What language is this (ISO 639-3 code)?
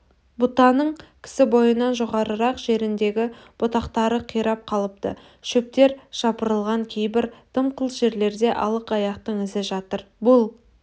kaz